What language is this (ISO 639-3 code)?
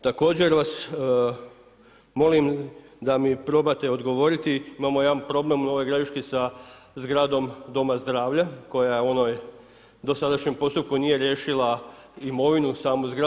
hrv